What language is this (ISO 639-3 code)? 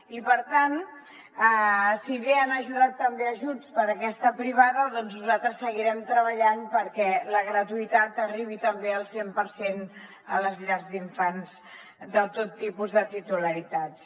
cat